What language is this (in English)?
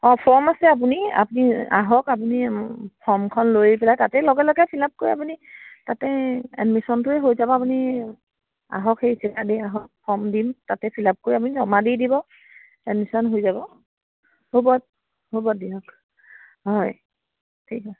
Assamese